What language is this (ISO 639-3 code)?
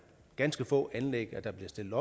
dan